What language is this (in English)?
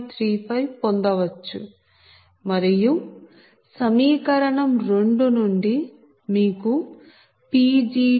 Telugu